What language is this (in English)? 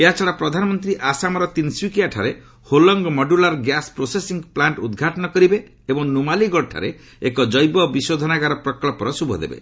Odia